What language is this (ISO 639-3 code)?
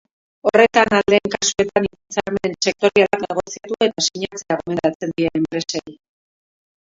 eus